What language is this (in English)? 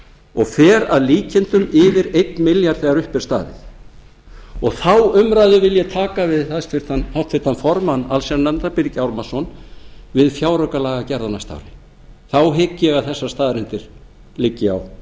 Icelandic